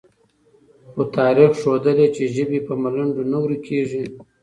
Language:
Pashto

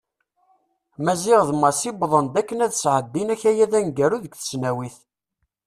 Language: Kabyle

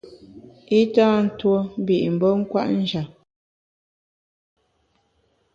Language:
Bamun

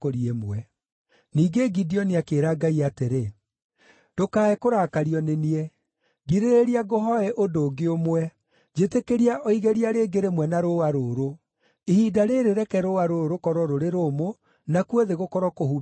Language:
Kikuyu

